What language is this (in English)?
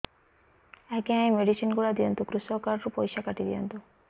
Odia